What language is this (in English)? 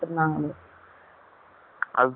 Tamil